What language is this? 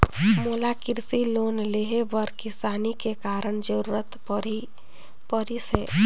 Chhattisgarhi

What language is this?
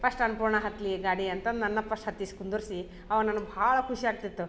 Kannada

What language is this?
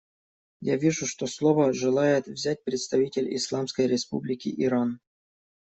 Russian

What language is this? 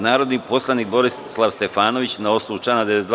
Serbian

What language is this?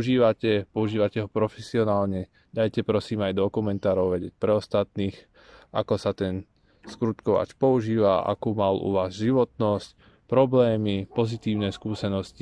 Slovak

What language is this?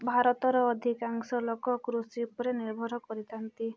Odia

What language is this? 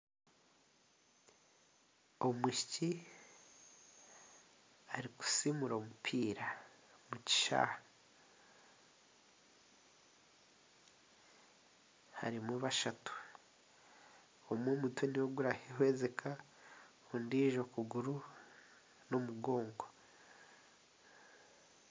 Nyankole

